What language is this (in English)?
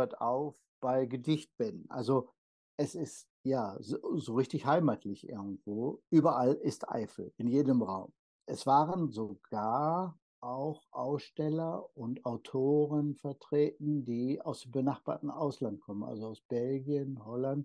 German